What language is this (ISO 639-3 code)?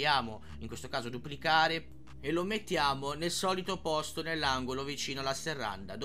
ita